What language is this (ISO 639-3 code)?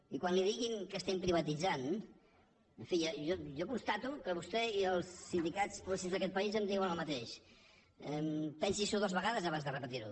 cat